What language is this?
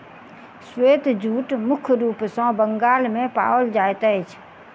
Maithili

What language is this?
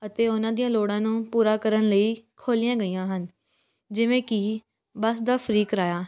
Punjabi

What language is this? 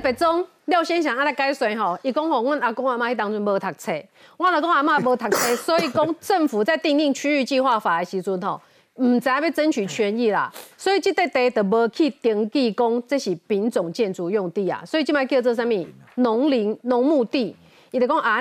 Chinese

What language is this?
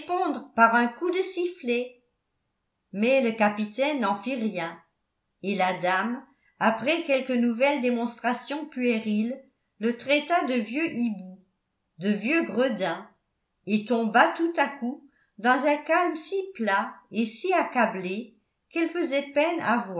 French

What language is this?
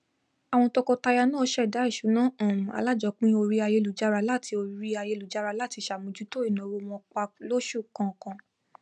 Yoruba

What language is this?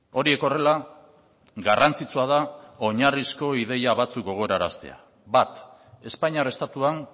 Basque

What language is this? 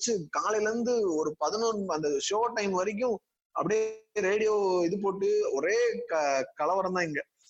Tamil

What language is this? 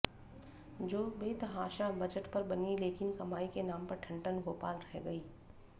Hindi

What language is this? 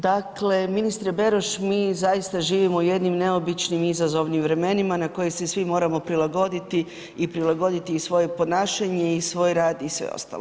Croatian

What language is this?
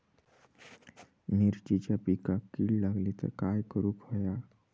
Marathi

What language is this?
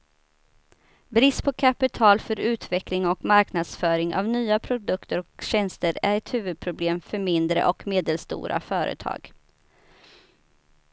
Swedish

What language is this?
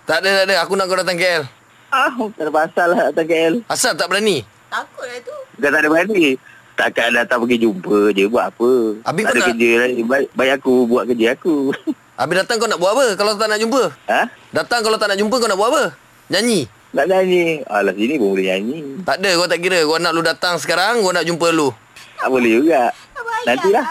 Malay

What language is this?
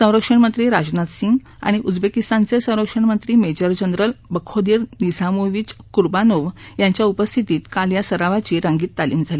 Marathi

